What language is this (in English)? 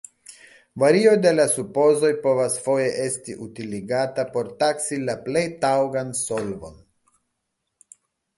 Esperanto